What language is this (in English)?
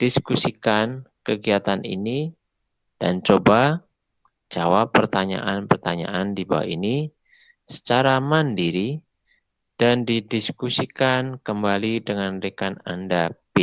Indonesian